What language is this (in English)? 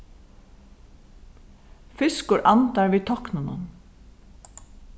Faroese